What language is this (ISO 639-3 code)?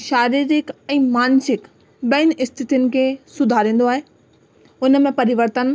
snd